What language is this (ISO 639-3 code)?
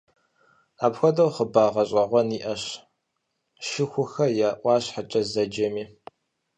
kbd